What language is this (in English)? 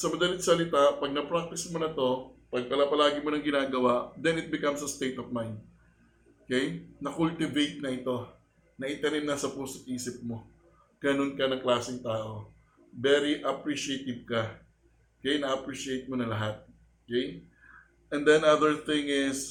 Filipino